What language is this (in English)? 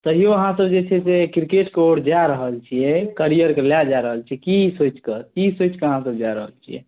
Maithili